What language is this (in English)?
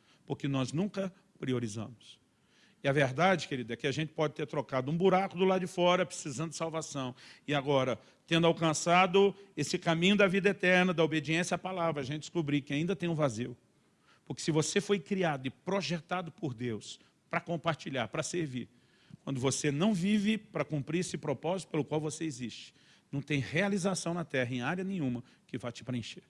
Portuguese